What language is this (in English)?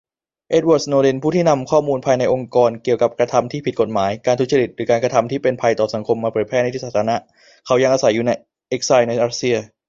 Thai